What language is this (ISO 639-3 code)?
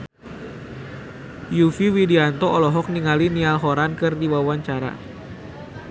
sun